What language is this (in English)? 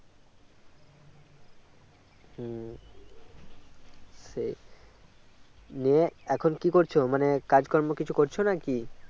Bangla